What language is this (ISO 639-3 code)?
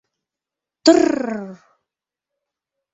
chm